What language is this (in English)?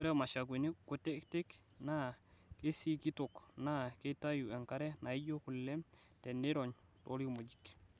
Masai